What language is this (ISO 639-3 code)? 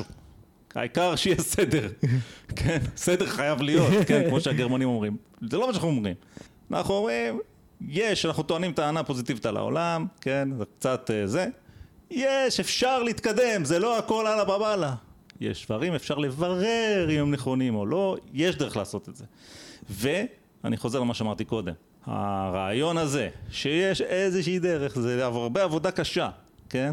heb